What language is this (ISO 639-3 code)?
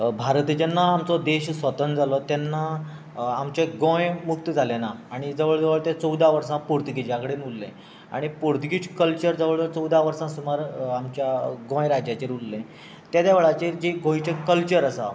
kok